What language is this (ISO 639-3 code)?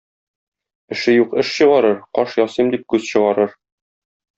tat